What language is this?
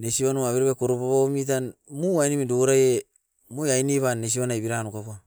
Askopan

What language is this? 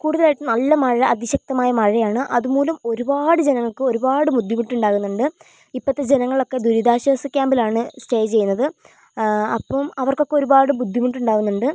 Malayalam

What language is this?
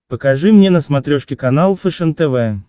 Russian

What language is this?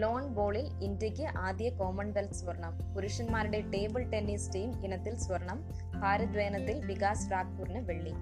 Malayalam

